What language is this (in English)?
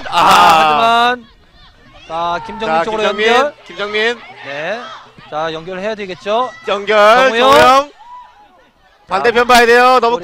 Korean